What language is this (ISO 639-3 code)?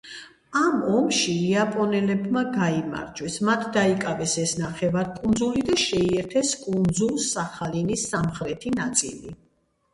kat